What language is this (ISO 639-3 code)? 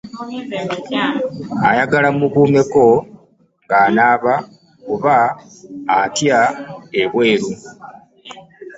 lug